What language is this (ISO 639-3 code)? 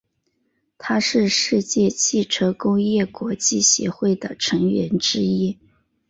zho